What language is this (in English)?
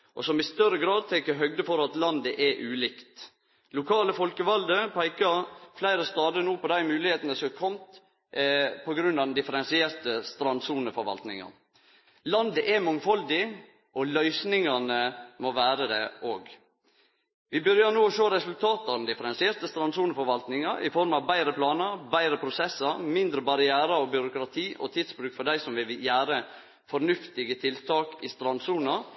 Norwegian Nynorsk